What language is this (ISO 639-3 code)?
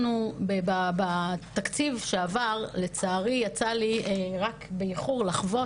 heb